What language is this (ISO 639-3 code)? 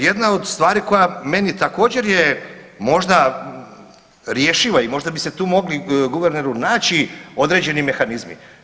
hrv